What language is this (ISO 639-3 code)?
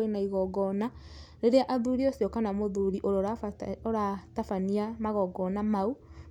kik